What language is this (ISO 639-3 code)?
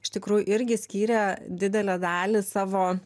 lit